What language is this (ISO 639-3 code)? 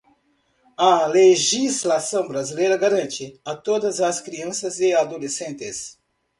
por